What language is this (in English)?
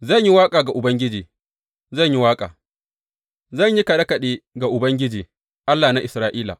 Hausa